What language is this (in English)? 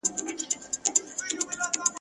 Pashto